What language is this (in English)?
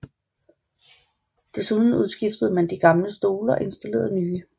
Danish